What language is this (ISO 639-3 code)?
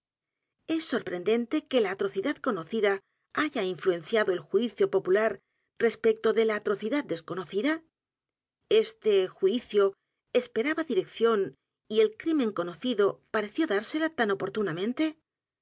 spa